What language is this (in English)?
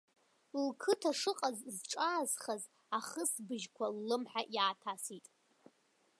Abkhazian